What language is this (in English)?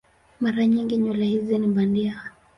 Swahili